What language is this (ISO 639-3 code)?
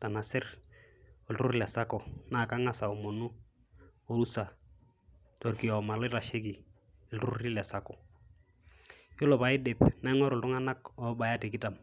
mas